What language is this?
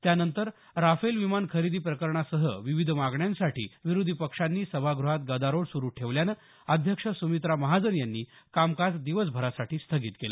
Marathi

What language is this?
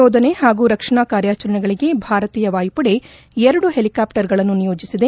Kannada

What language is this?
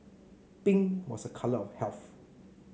English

